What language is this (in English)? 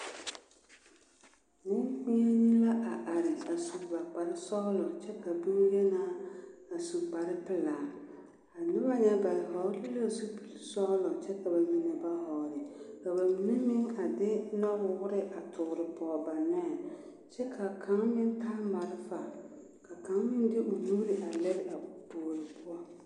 Southern Dagaare